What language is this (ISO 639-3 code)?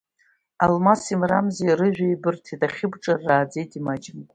abk